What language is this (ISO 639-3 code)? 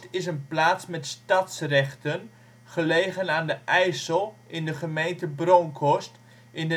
nld